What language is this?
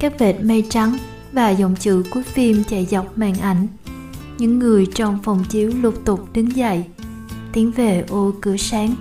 Vietnamese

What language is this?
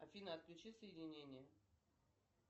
Russian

